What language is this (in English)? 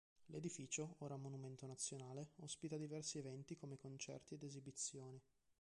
Italian